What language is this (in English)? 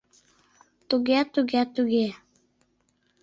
Mari